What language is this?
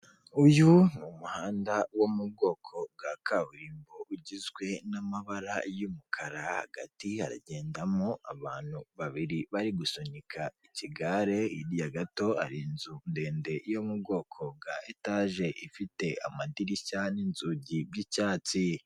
Kinyarwanda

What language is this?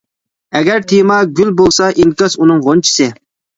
Uyghur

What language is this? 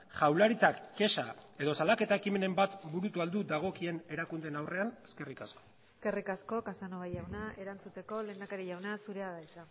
Basque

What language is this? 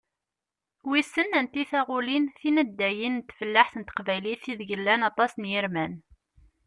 Kabyle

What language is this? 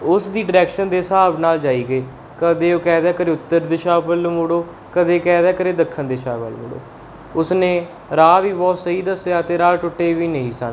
Punjabi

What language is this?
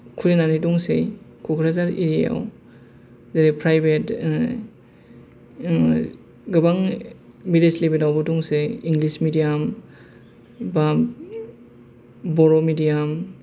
Bodo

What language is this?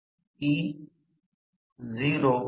Marathi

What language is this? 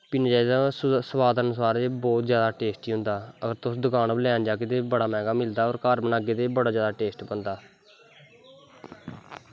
Dogri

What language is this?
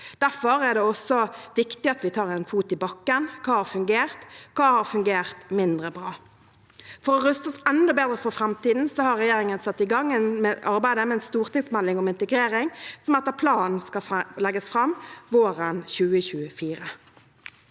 Norwegian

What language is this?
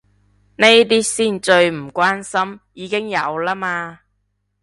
Cantonese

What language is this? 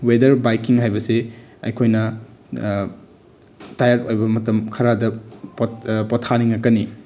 Manipuri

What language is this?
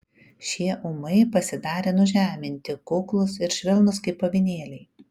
Lithuanian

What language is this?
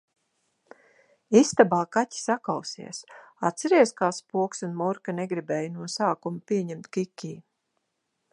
Latvian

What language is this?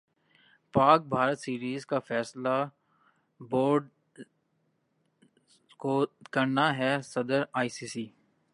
Urdu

